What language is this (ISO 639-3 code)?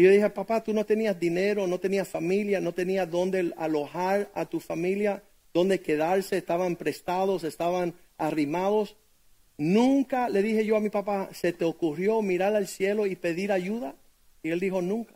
spa